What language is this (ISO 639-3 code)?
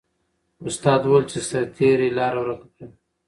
pus